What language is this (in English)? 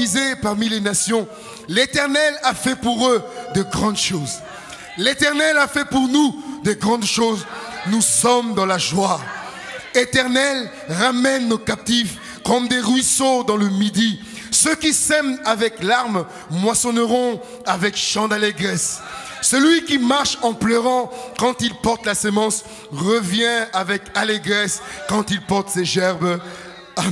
French